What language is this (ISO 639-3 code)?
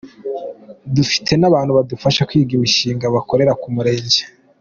kin